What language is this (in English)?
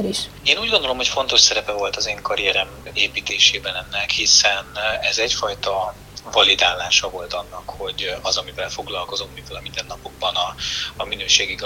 Hungarian